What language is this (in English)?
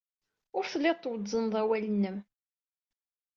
Kabyle